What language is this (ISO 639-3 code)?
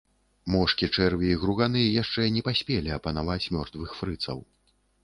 bel